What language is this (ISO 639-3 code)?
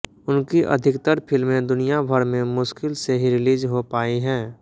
hin